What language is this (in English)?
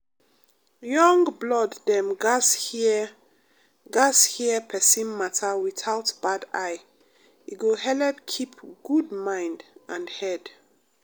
Nigerian Pidgin